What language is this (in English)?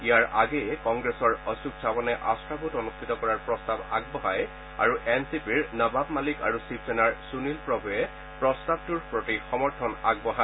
Assamese